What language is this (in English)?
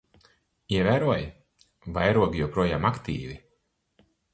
Latvian